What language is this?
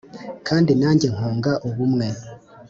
Kinyarwanda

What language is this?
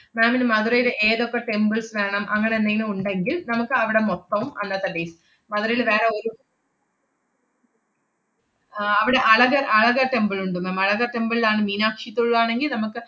Malayalam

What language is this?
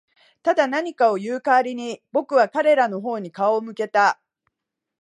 Japanese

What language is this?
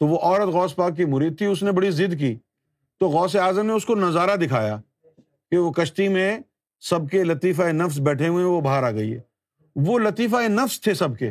Urdu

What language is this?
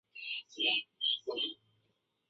Chinese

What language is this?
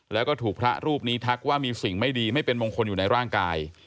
Thai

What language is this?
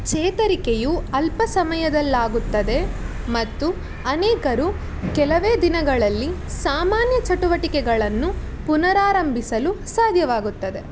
Kannada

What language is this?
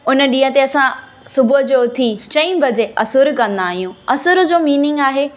Sindhi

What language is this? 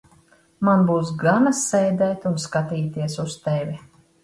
Latvian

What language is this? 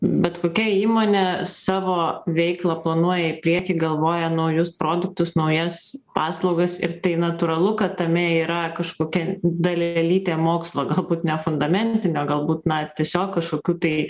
Lithuanian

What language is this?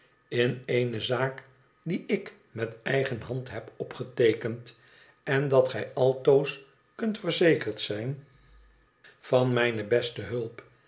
Dutch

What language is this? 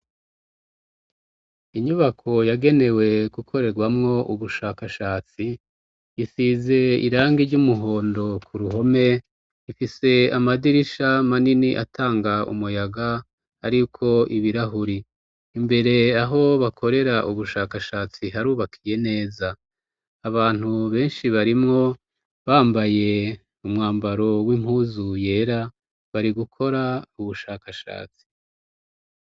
Rundi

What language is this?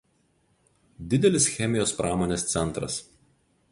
Lithuanian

